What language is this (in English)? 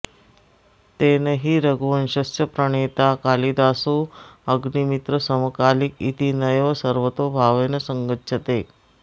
Sanskrit